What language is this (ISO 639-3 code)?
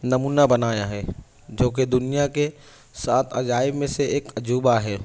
urd